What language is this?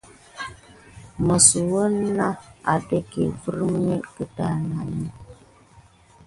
Gidar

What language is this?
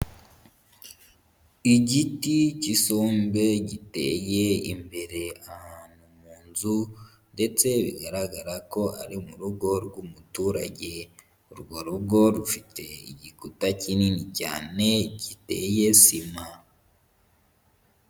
Kinyarwanda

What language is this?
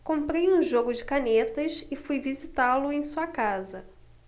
Portuguese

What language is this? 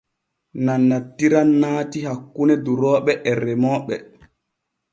Borgu Fulfulde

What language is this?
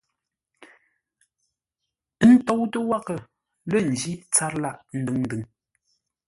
Ngombale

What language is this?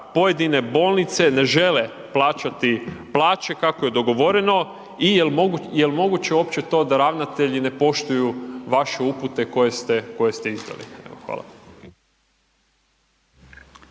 Croatian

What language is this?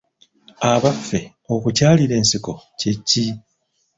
Ganda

